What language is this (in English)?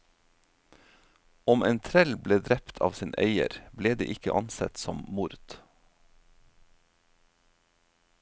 Norwegian